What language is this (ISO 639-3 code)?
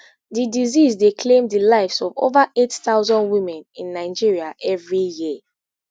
pcm